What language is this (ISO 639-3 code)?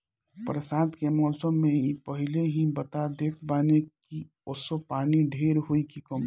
bho